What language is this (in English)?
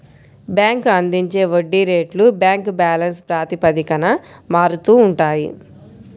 Telugu